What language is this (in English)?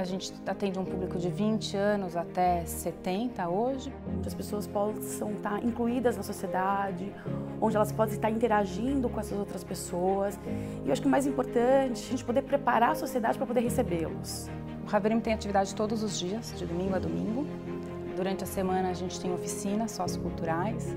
Portuguese